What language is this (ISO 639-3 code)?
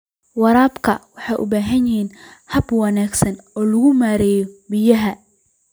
som